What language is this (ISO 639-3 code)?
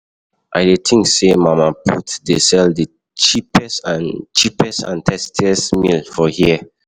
pcm